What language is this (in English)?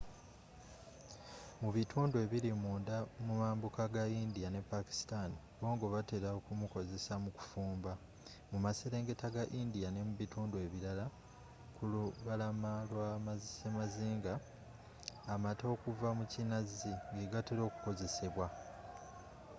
Ganda